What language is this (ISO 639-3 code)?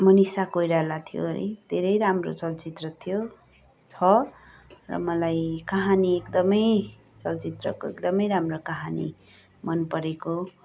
nep